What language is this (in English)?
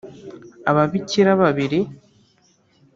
Kinyarwanda